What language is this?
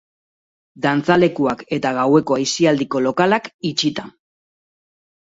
Basque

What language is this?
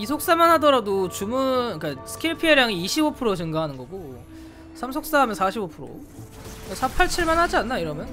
Korean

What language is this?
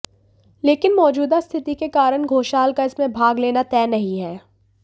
Hindi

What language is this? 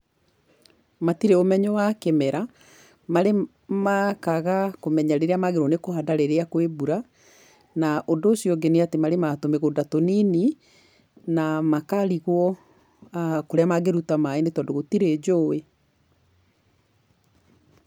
Kikuyu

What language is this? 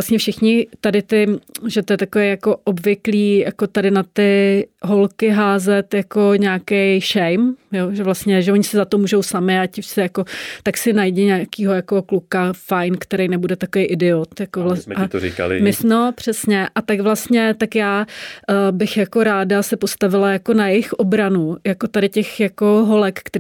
Czech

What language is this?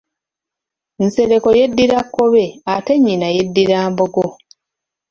Ganda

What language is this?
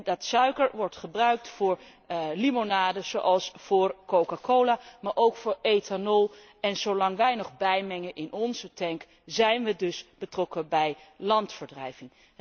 Dutch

